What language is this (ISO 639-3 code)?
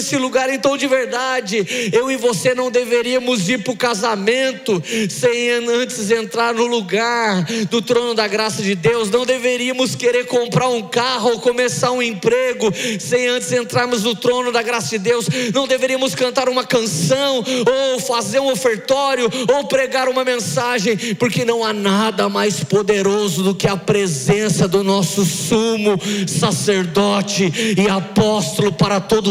por